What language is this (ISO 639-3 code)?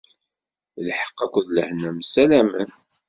kab